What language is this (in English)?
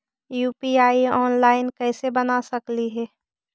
Magahi